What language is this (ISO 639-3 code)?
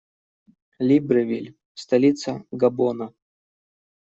rus